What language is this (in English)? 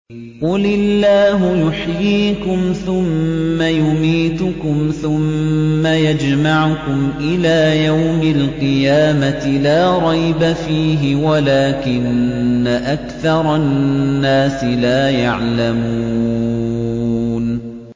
Arabic